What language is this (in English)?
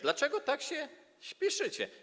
Polish